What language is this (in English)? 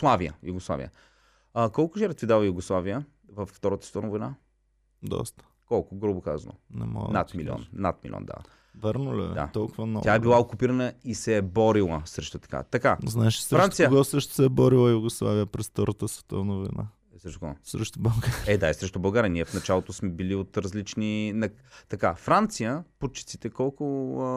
Bulgarian